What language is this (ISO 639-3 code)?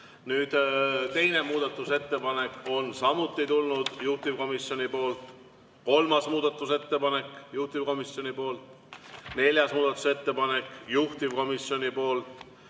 est